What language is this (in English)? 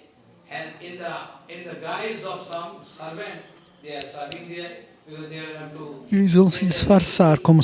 Portuguese